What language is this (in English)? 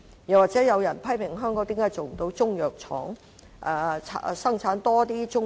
Cantonese